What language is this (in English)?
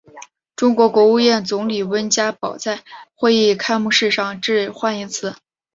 Chinese